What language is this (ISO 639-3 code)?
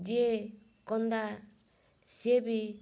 ori